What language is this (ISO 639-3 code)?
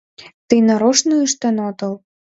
chm